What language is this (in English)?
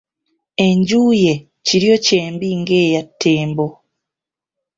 Ganda